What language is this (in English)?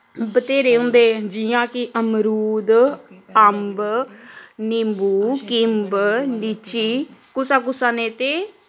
Dogri